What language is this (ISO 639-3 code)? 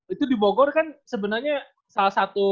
ind